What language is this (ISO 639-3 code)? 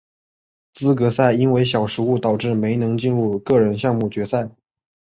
zho